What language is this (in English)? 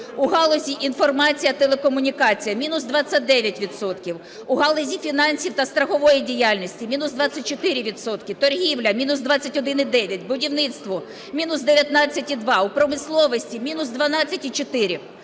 Ukrainian